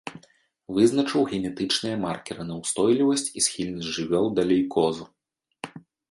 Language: Belarusian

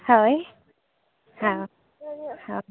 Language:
Santali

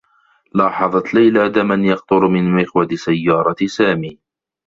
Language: Arabic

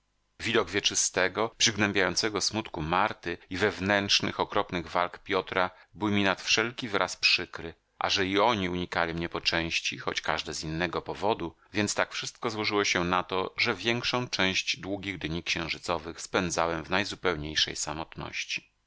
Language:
Polish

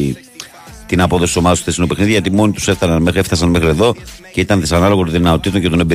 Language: Greek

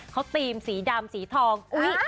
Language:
Thai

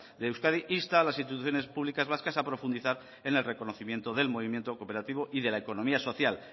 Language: Spanish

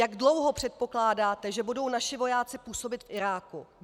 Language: Czech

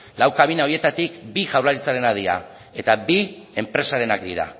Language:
Basque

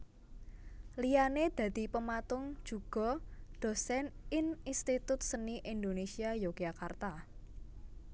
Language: Javanese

